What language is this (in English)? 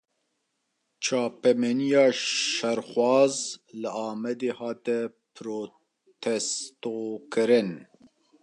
Kurdish